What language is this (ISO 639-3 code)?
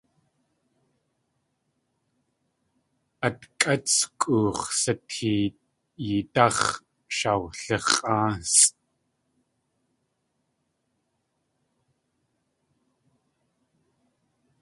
tli